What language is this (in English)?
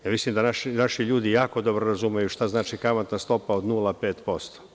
Serbian